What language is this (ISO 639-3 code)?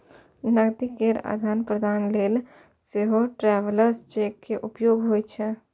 mai